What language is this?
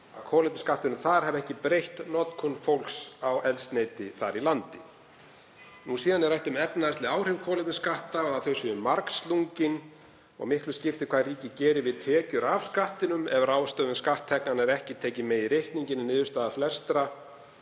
Icelandic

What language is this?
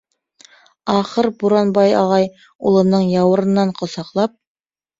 Bashkir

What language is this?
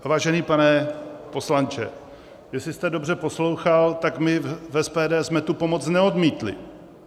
Czech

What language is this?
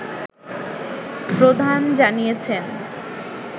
Bangla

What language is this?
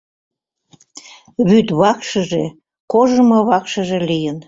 Mari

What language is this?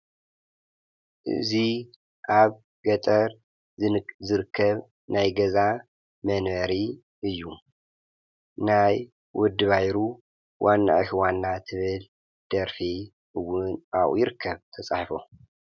Tigrinya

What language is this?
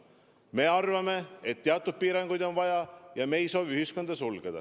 Estonian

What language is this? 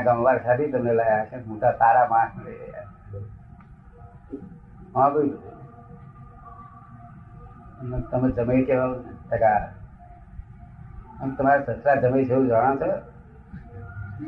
Gujarati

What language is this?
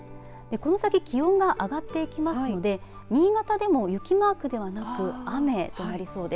Japanese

